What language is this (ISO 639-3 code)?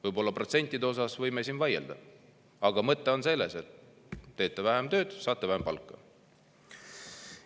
est